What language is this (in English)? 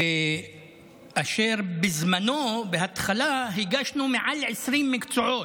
Hebrew